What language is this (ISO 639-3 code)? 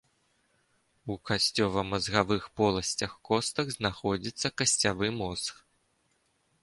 bel